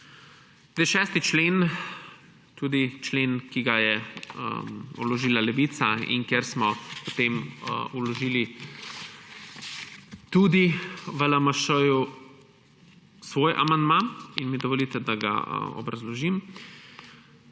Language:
Slovenian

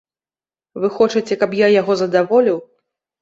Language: Belarusian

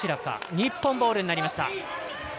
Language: Japanese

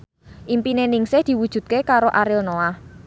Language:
Javanese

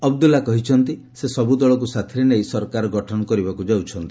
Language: Odia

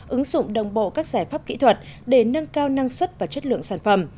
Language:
Vietnamese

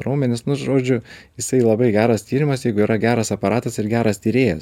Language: Lithuanian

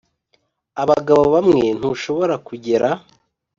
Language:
Kinyarwanda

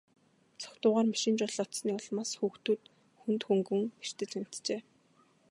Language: Mongolian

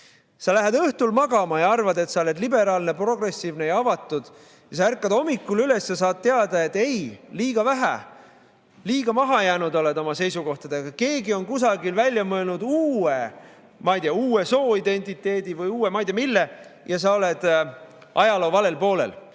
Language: Estonian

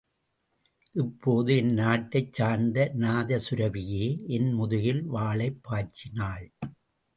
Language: Tamil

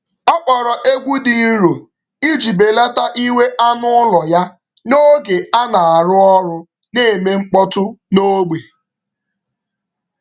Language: Igbo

